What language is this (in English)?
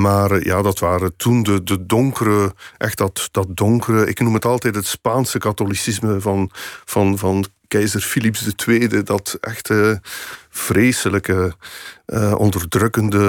Dutch